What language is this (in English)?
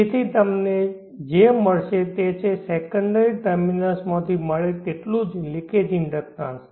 Gujarati